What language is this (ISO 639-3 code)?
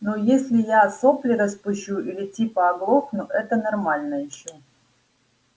rus